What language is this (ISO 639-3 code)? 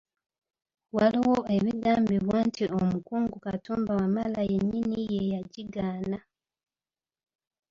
lug